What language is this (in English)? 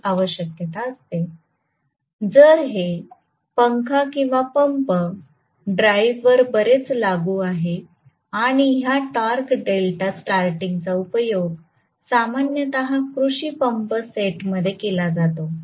Marathi